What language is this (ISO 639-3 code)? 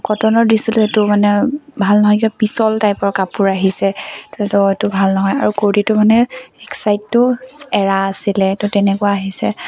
asm